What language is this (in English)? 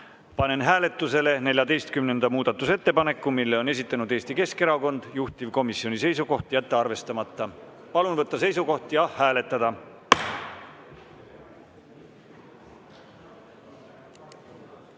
Estonian